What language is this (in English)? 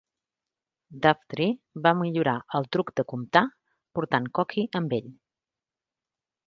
Catalan